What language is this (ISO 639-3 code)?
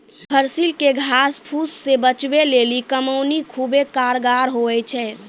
mai